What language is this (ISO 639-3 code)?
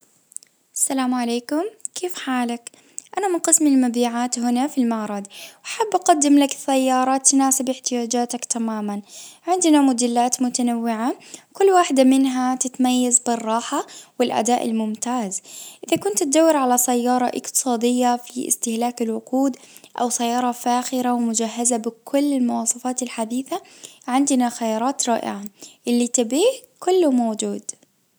ars